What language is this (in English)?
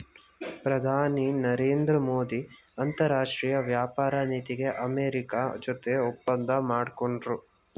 Kannada